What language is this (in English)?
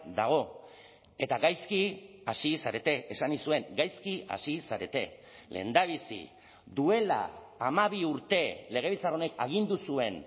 Basque